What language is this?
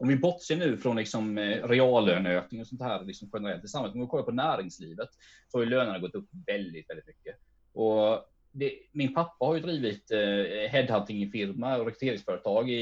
Swedish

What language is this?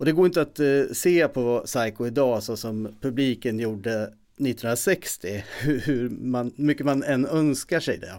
Swedish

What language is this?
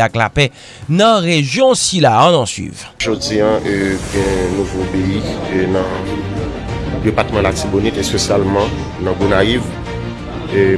French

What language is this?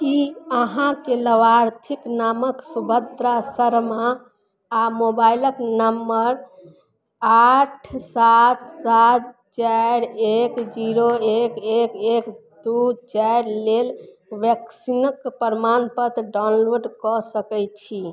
Maithili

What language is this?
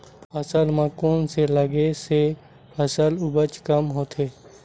Chhattisgarhi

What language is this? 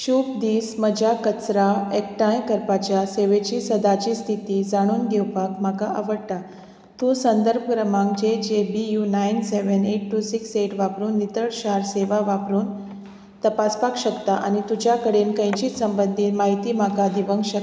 Konkani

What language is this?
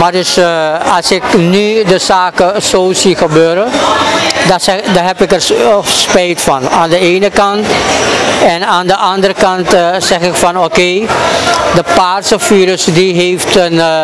Dutch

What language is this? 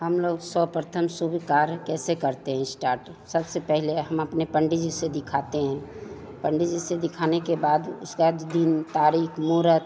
Hindi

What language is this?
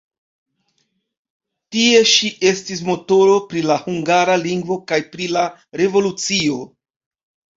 Esperanto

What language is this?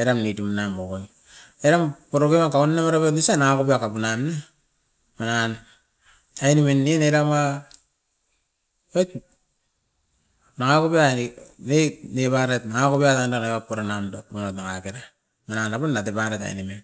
Askopan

